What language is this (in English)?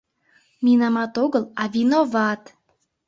Mari